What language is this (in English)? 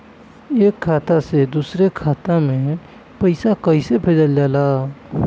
Bhojpuri